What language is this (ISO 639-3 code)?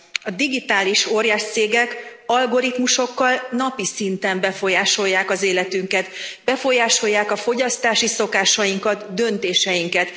hun